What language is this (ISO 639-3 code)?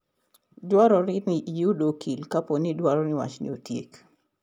luo